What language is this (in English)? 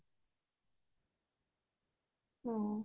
Assamese